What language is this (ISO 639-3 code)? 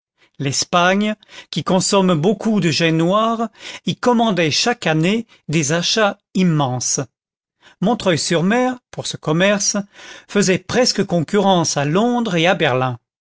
fra